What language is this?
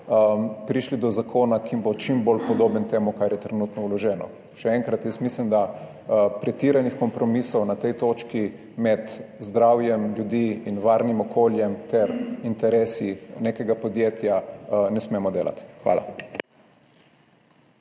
Slovenian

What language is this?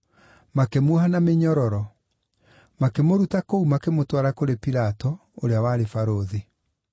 Kikuyu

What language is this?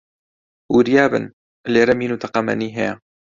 Central Kurdish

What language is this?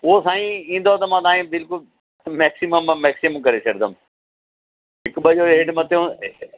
Sindhi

